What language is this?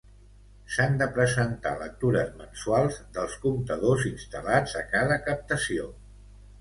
Catalan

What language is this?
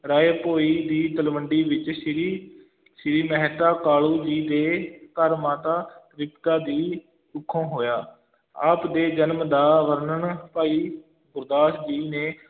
Punjabi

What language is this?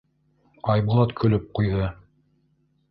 Bashkir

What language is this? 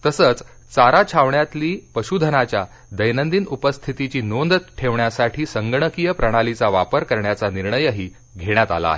Marathi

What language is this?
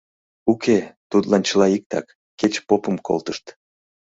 Mari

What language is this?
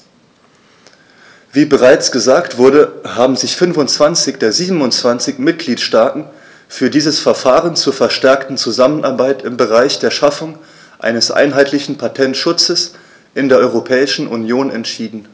German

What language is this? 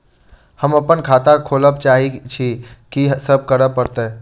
Maithili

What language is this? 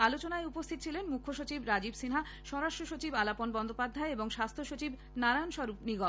Bangla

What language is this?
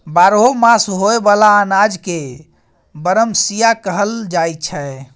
Maithili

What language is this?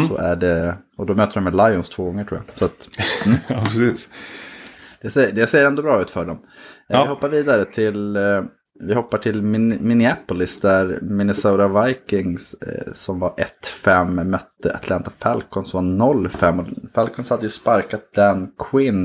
Swedish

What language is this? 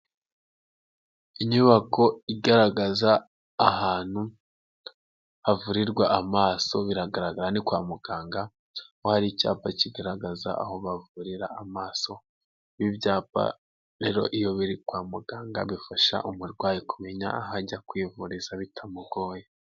Kinyarwanda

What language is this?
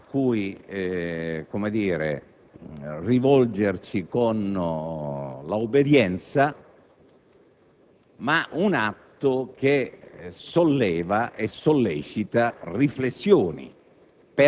Italian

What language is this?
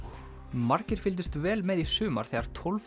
Icelandic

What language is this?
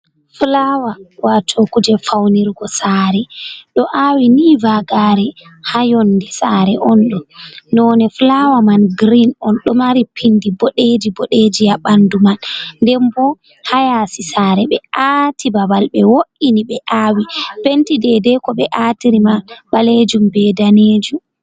Fula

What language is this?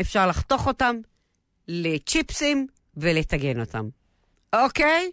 Hebrew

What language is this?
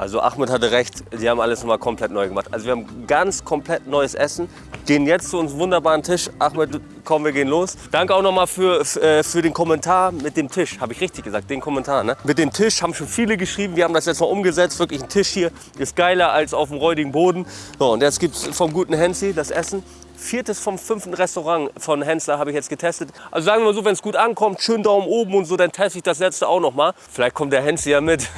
German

